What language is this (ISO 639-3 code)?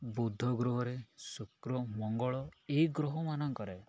ori